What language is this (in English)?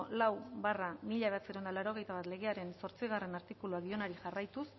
Basque